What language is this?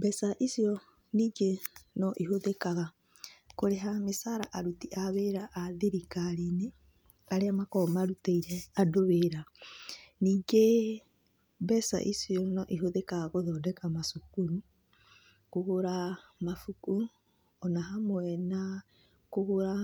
Kikuyu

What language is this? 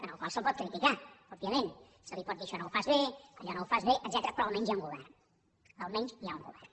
Catalan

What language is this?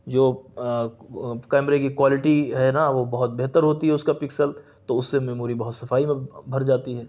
Urdu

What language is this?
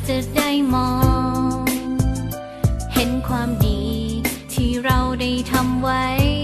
Thai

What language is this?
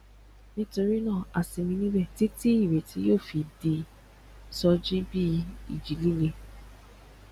Yoruba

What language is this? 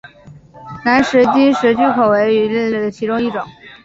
Chinese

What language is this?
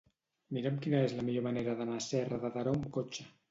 Catalan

